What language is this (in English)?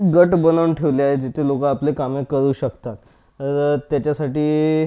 Marathi